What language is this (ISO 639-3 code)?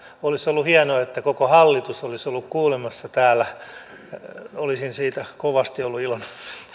fin